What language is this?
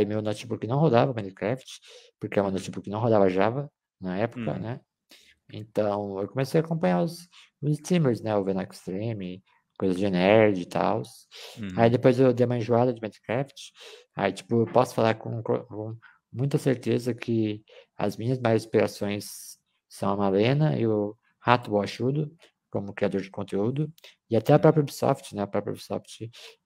Portuguese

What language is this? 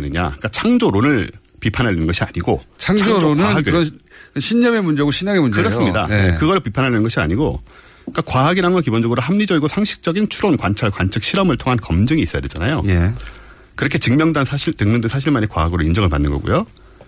Korean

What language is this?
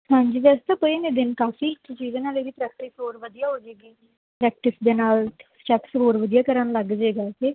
Punjabi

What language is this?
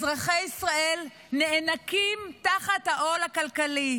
Hebrew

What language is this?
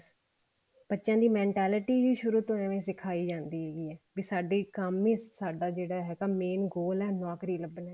Punjabi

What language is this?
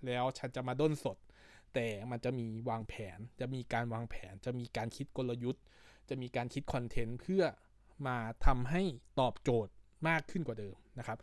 Thai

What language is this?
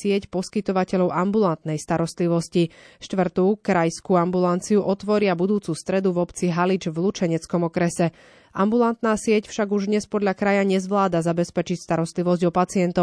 Slovak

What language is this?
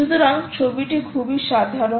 Bangla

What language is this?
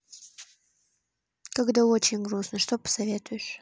Russian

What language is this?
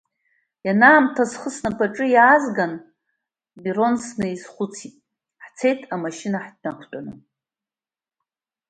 Abkhazian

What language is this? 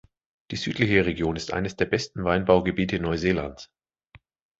German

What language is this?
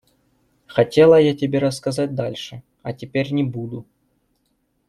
Russian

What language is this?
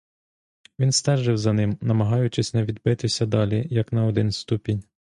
Ukrainian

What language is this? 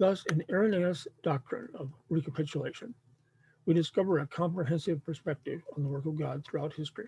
English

